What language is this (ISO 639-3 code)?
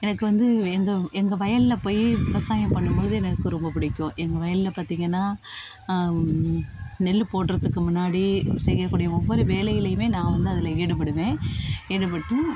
tam